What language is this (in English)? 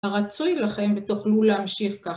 Hebrew